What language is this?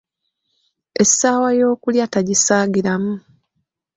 Ganda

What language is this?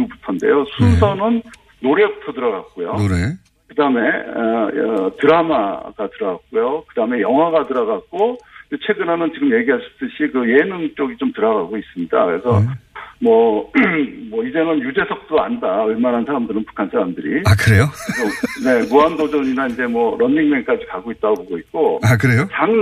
Korean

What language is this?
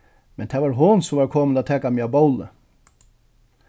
Faroese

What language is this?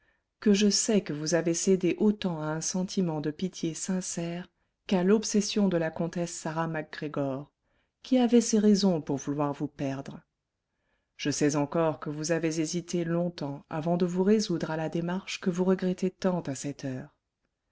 French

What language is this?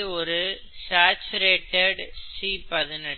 Tamil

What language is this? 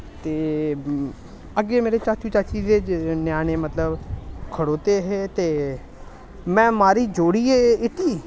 Dogri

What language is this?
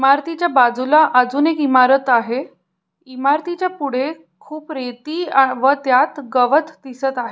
Marathi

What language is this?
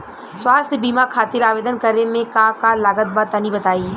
Bhojpuri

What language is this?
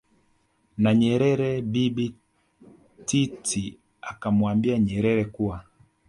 Swahili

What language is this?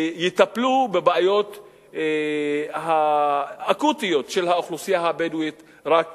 Hebrew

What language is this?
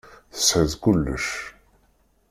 Kabyle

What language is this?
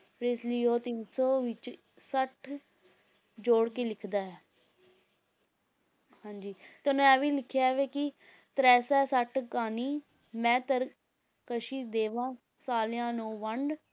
Punjabi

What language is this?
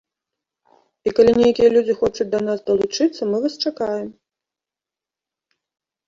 Belarusian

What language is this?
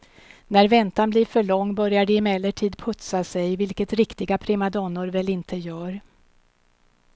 Swedish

